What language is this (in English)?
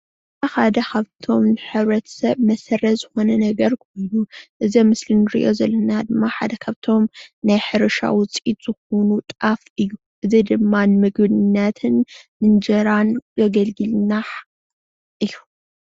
Tigrinya